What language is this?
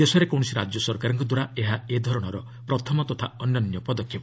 Odia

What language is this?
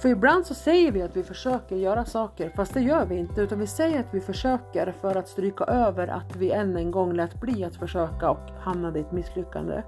Swedish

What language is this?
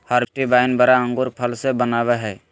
Magahi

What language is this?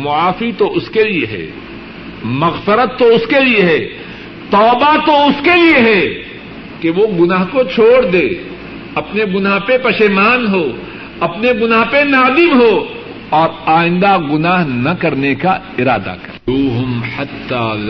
Urdu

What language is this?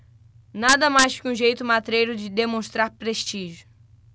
Portuguese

